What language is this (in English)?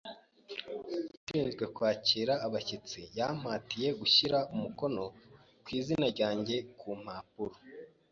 Kinyarwanda